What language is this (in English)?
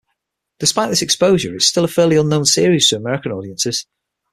English